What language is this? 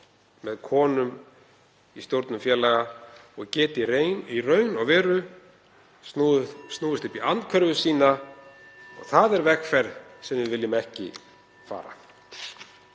Icelandic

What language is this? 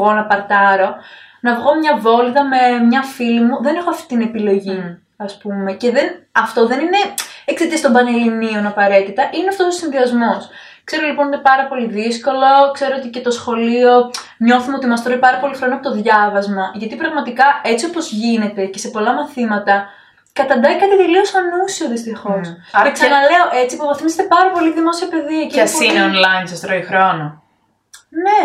Greek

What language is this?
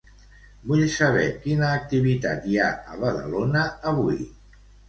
Catalan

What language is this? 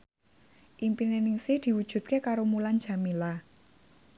Javanese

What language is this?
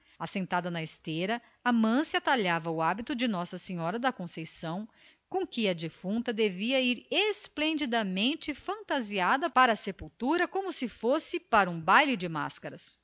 Portuguese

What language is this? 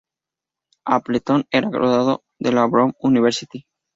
Spanish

